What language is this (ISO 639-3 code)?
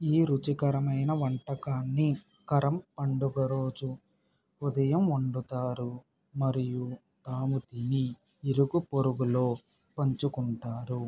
tel